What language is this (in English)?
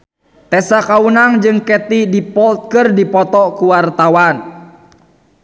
Sundanese